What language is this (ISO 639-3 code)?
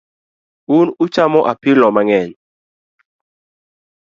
luo